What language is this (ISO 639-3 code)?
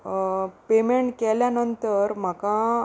kok